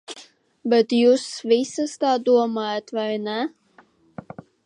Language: Latvian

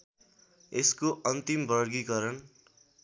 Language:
Nepali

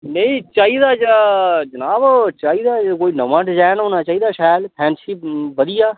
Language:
Dogri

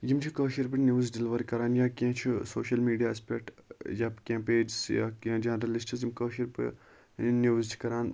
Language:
Kashmiri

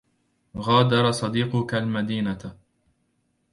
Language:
Arabic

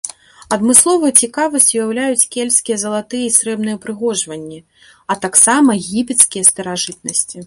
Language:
Belarusian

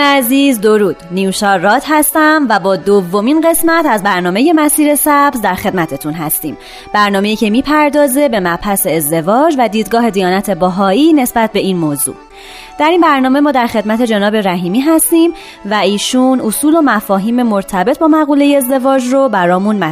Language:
Persian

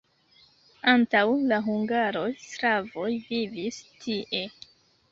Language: Esperanto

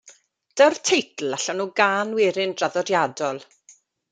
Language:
Welsh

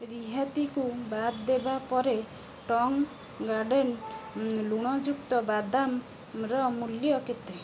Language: Odia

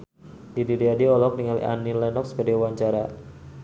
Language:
Sundanese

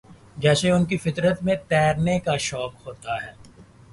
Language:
Urdu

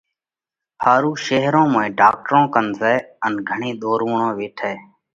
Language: Parkari Koli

